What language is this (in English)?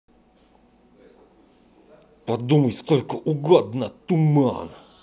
Russian